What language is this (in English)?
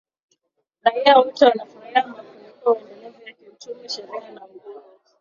Swahili